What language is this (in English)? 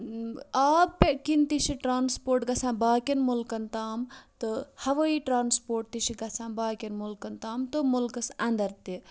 Kashmiri